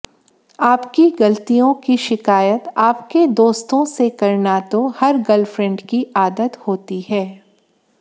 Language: Hindi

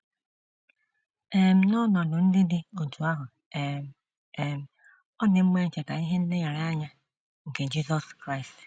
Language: Igbo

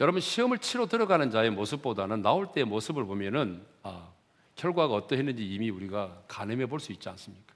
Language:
Korean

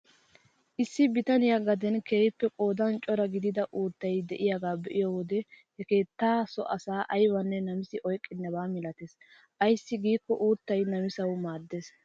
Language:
Wolaytta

